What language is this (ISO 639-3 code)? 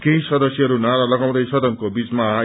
nep